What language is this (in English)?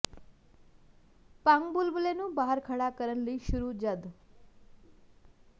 Punjabi